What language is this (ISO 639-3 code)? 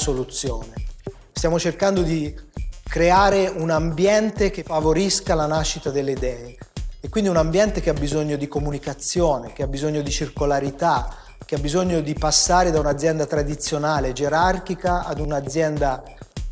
ita